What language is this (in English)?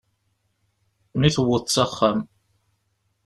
Kabyle